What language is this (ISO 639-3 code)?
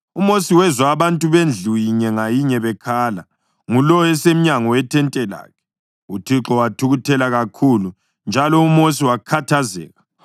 nde